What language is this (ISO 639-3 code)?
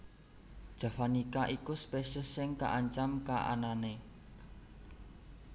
jav